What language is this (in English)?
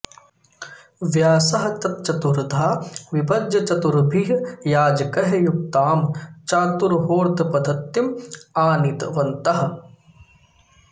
Sanskrit